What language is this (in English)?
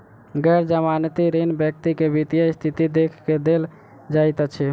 Maithili